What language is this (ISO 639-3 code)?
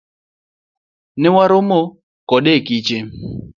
luo